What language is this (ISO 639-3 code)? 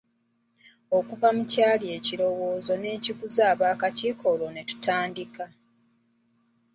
lug